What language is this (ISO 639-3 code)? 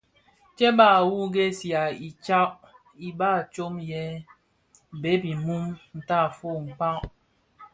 ksf